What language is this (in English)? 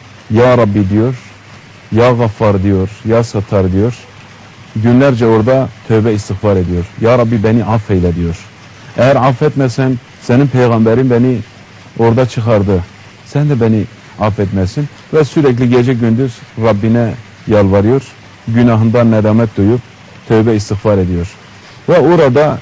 Turkish